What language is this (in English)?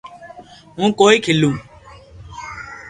Loarki